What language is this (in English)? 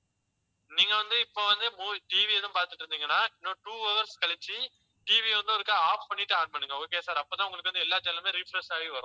Tamil